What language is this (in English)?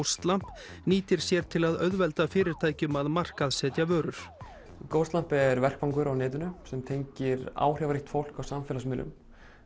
Icelandic